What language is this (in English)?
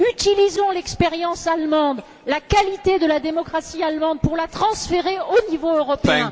French